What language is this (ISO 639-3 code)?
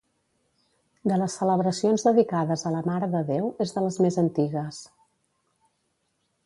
cat